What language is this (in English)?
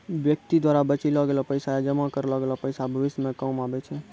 Maithili